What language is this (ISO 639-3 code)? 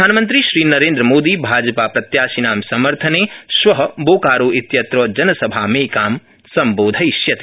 san